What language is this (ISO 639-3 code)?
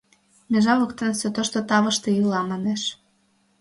chm